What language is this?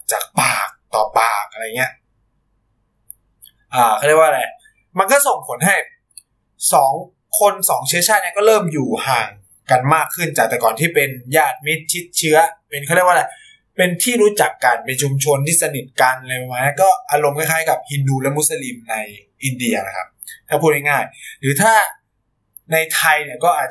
Thai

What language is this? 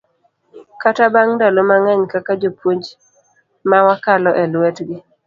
Luo (Kenya and Tanzania)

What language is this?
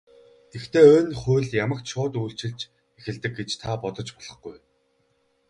Mongolian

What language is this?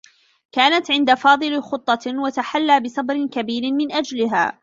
Arabic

